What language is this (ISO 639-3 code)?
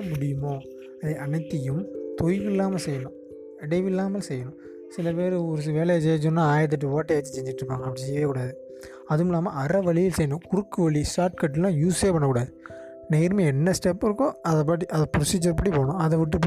tam